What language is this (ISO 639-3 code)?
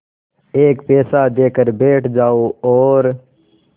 hin